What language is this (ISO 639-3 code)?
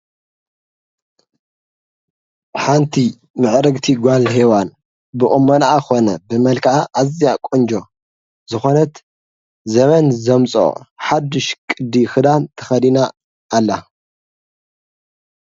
tir